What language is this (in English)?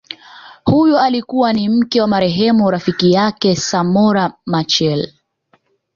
Swahili